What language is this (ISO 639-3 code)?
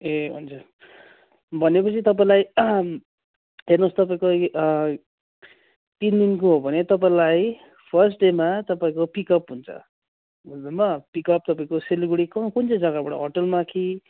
nep